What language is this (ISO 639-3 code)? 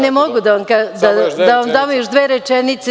srp